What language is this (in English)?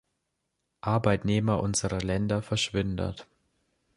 German